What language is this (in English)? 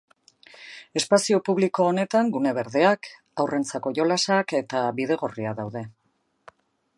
Basque